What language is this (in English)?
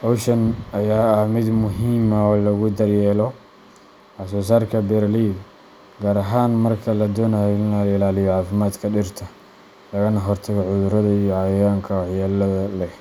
Somali